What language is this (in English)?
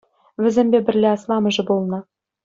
Chuvash